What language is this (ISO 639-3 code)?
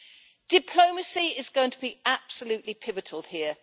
eng